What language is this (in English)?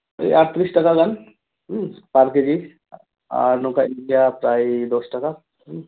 Santali